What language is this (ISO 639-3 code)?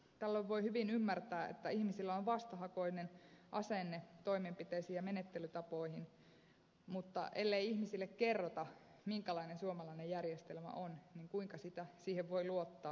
fin